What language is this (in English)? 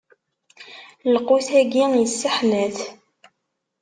Kabyle